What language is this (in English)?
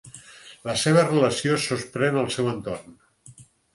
Catalan